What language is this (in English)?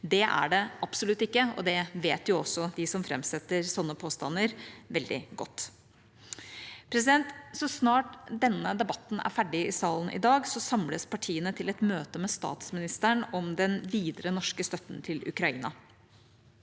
Norwegian